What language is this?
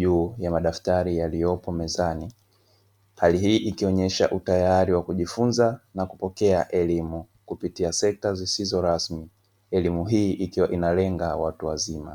Swahili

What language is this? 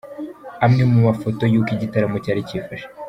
Kinyarwanda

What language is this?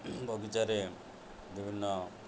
Odia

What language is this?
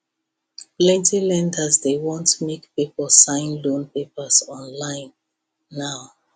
Nigerian Pidgin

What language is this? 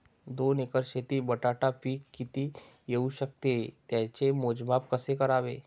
Marathi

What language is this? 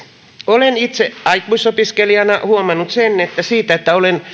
Finnish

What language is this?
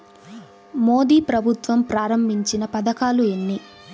Telugu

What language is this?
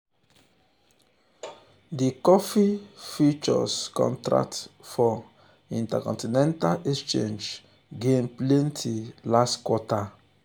Nigerian Pidgin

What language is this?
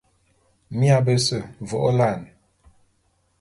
Bulu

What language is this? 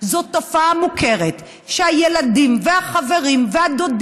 Hebrew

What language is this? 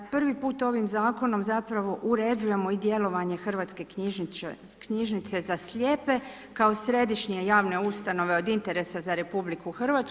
Croatian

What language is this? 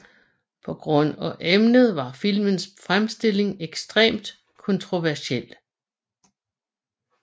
Danish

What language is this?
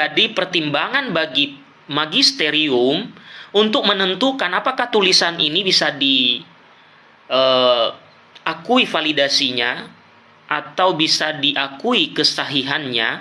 Indonesian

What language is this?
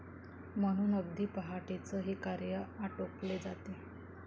Marathi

